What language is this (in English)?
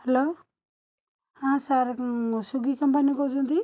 Odia